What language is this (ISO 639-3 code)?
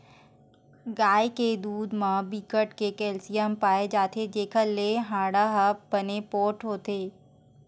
hne